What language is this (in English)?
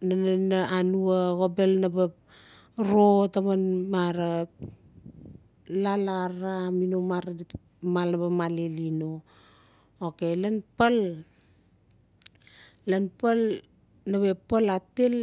Notsi